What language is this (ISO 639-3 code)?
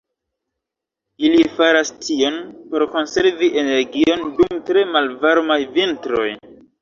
epo